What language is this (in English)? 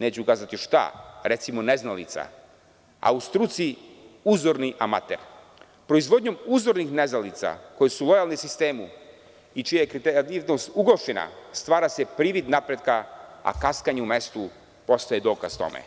Serbian